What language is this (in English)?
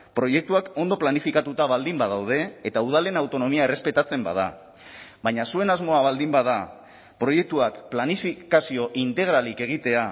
Basque